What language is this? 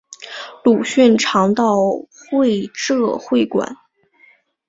Chinese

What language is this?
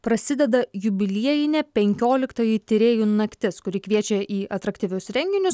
Lithuanian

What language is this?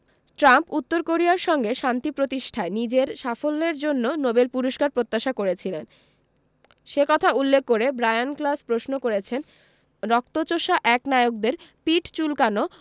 Bangla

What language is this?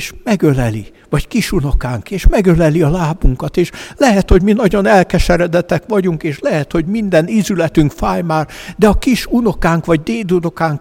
Hungarian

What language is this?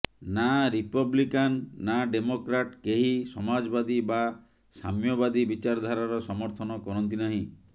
Odia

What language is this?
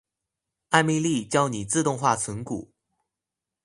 Chinese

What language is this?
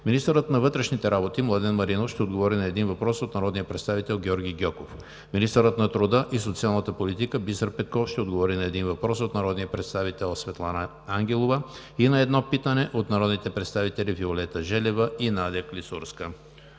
Bulgarian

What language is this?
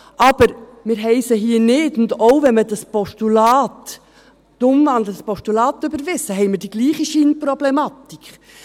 Swiss German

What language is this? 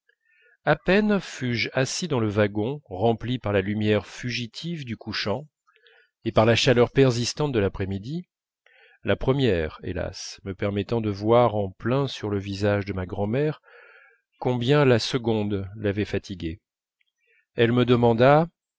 French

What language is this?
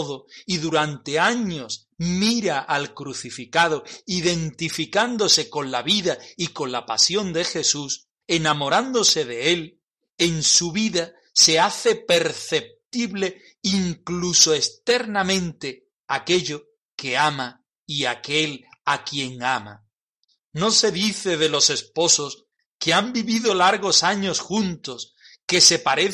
Spanish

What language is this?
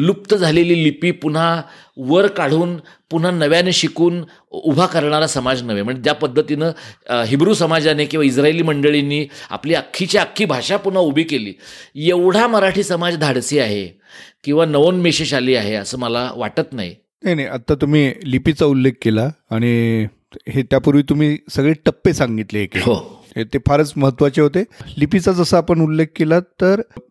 Marathi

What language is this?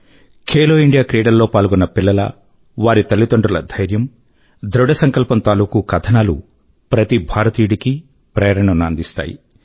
Telugu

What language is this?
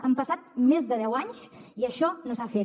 Catalan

